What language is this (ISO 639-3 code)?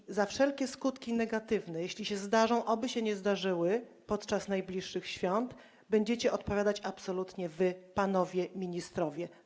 pol